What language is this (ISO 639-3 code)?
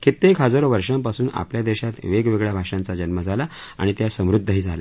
mar